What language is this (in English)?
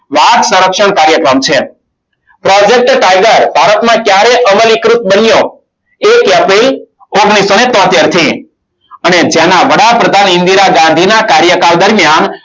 Gujarati